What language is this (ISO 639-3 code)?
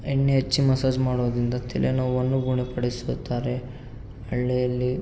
kan